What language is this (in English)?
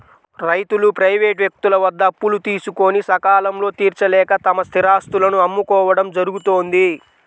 Telugu